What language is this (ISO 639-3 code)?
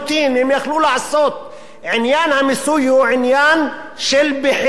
heb